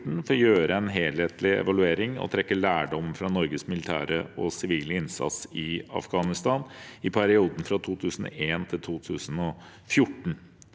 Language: Norwegian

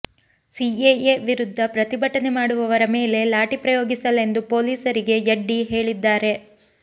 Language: Kannada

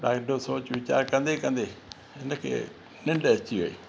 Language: Sindhi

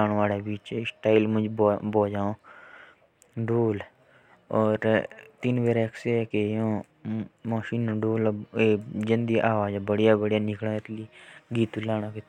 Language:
Jaunsari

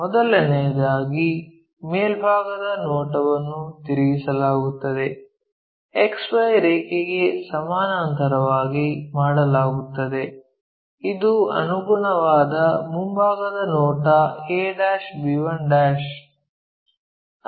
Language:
Kannada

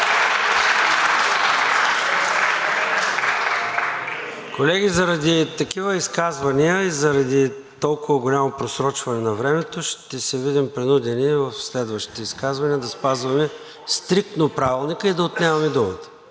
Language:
Bulgarian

